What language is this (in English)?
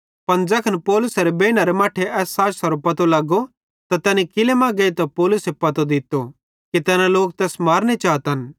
Bhadrawahi